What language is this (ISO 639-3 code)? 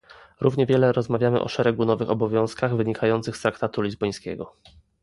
pol